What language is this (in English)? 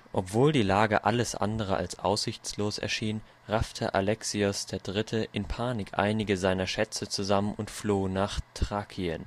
German